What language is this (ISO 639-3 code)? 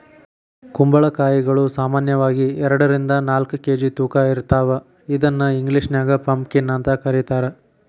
kan